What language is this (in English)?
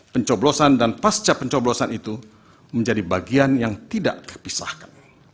Indonesian